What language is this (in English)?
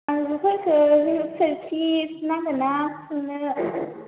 Bodo